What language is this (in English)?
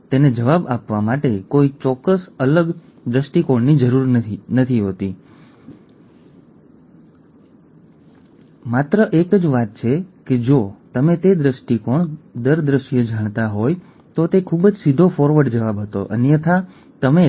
Gujarati